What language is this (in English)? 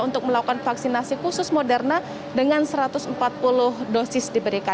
Indonesian